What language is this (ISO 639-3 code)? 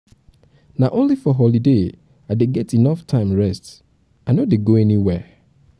pcm